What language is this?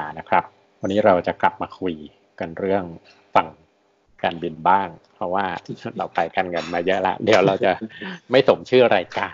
Thai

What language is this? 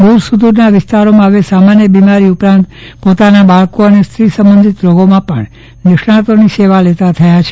Gujarati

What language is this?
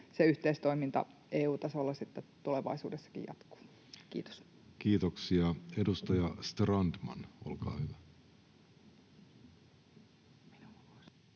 Finnish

